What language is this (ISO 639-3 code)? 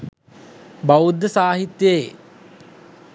sin